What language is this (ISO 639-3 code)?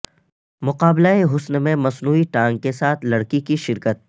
urd